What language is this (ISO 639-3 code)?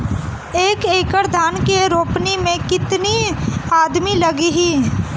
bho